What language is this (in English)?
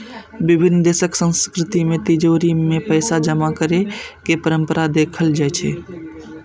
Maithili